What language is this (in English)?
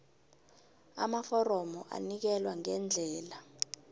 South Ndebele